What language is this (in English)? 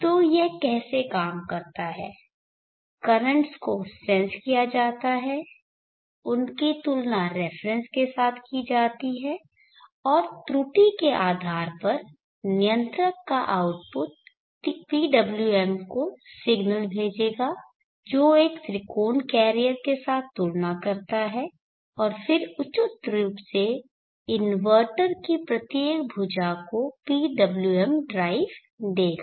Hindi